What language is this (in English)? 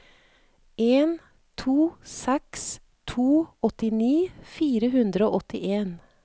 Norwegian